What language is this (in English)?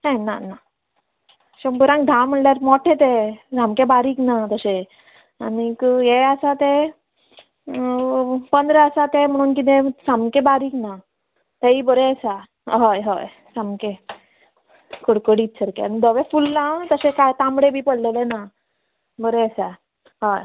Konkani